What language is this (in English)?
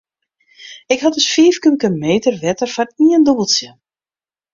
Western Frisian